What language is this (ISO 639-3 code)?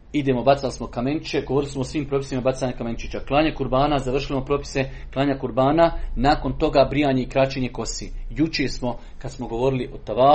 hrv